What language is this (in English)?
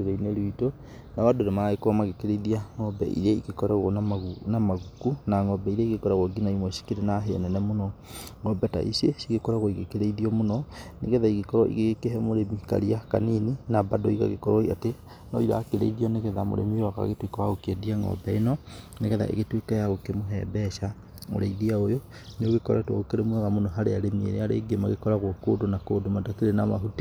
Kikuyu